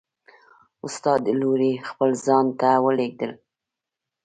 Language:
Pashto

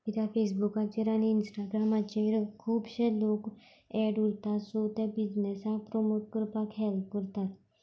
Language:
Konkani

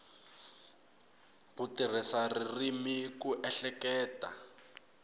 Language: Tsonga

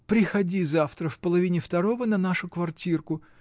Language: Russian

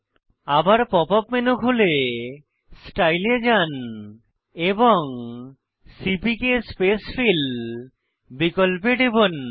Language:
Bangla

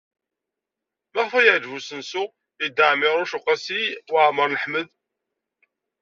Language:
Kabyle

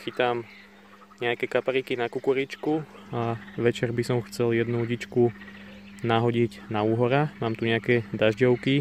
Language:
Czech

